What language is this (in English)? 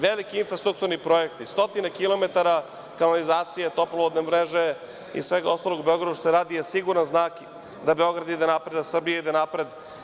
Serbian